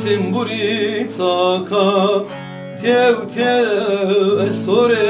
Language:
Persian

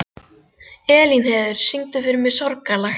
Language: Icelandic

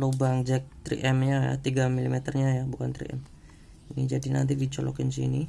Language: Indonesian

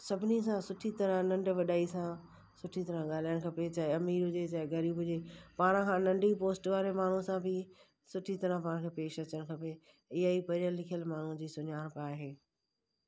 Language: Sindhi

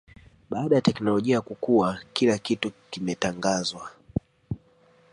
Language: Swahili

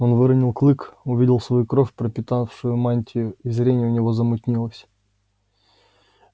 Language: Russian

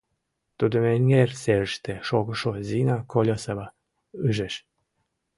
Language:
Mari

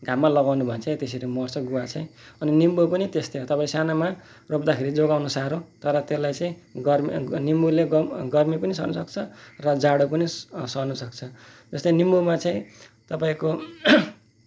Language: Nepali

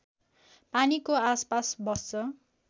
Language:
Nepali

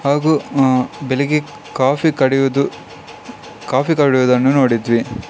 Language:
Kannada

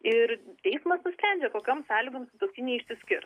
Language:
Lithuanian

